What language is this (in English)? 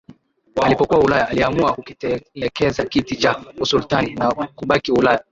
Swahili